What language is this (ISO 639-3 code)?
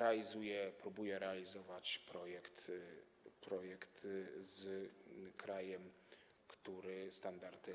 pol